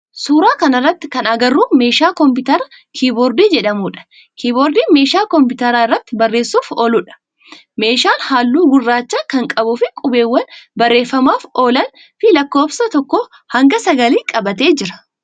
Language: Oromo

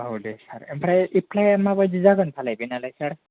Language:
Bodo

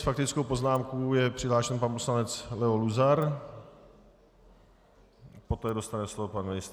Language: Czech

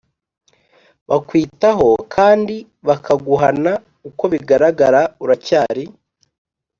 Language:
Kinyarwanda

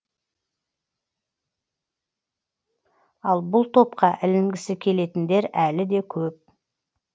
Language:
Kazakh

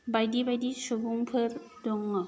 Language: Bodo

